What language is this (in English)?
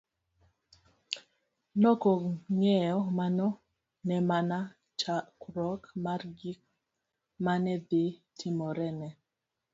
Luo (Kenya and Tanzania)